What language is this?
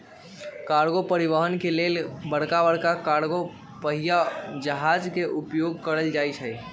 Magahi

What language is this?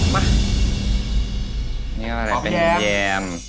Thai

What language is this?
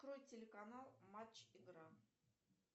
Russian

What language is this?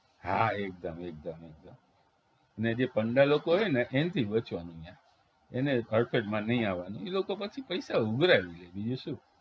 Gujarati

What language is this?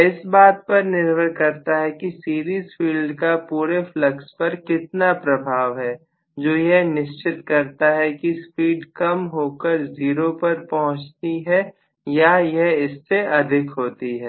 Hindi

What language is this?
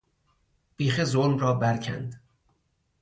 Persian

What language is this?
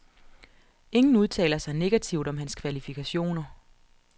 Danish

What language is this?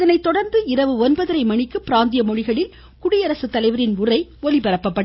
Tamil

